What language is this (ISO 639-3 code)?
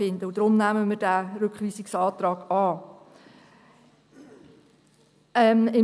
gsw